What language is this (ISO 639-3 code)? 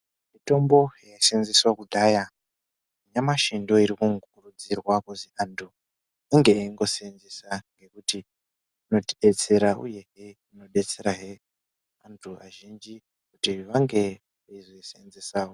ndc